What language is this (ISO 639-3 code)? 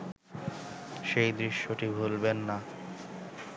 ben